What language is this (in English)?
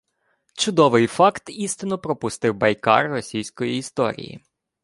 Ukrainian